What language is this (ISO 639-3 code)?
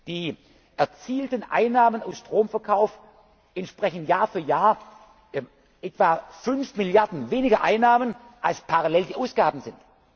deu